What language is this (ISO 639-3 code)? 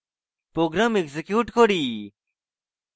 ben